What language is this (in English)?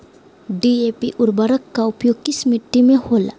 Magahi